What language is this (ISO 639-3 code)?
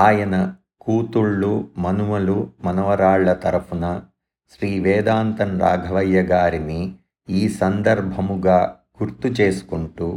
tel